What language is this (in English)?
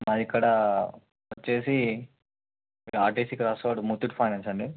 Telugu